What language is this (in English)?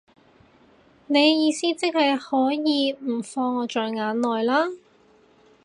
Cantonese